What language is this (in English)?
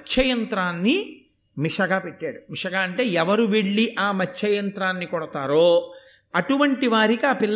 Telugu